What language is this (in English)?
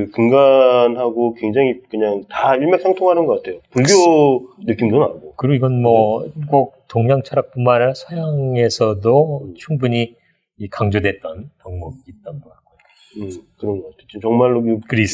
Korean